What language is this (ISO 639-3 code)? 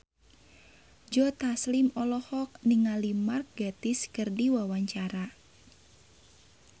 sun